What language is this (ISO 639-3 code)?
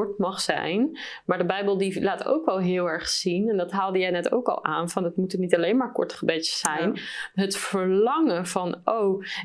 nld